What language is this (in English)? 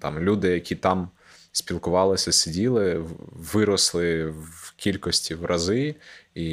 Ukrainian